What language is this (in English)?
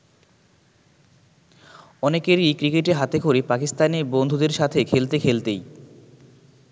Bangla